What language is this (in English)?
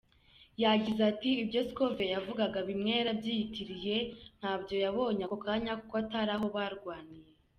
Kinyarwanda